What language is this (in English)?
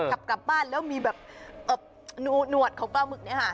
Thai